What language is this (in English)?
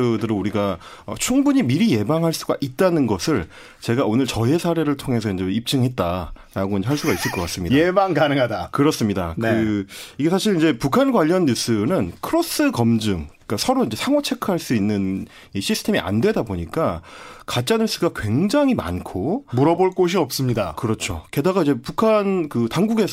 Korean